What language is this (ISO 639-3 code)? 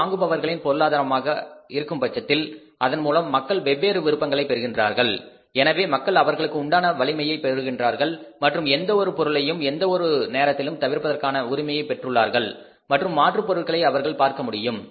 tam